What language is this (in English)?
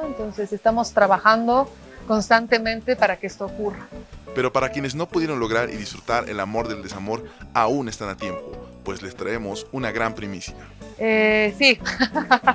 Spanish